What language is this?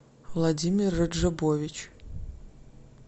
Russian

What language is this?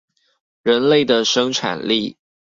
Chinese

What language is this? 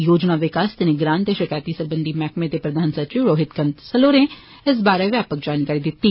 Dogri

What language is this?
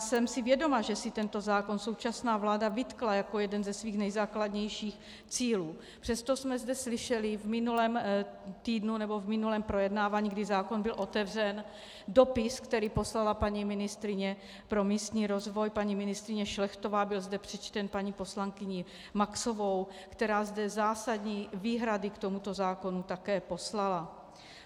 Czech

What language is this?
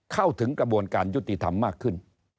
Thai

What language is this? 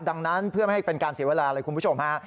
Thai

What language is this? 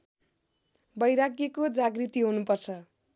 Nepali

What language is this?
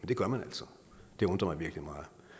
Danish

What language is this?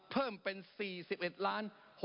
Thai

